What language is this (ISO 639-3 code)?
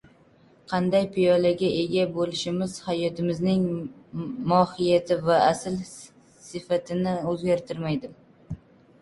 uzb